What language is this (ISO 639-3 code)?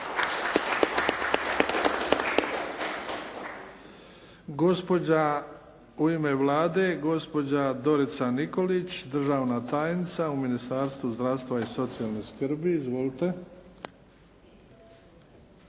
hrv